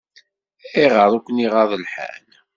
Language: Kabyle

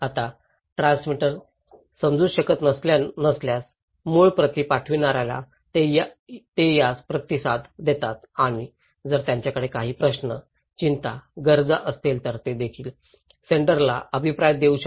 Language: Marathi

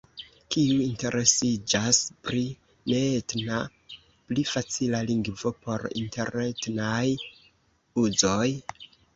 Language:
Esperanto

